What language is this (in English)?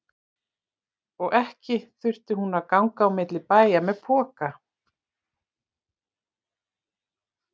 Icelandic